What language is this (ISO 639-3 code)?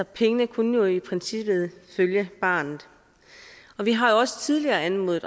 dan